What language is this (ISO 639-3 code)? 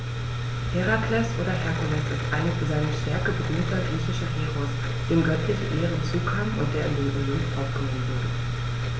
deu